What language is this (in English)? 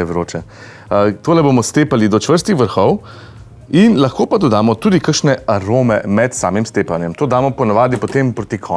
Slovenian